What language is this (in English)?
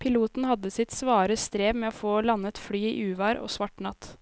Norwegian